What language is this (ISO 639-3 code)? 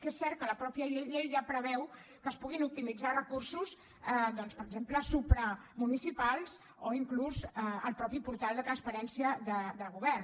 cat